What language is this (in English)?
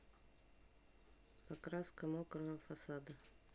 Russian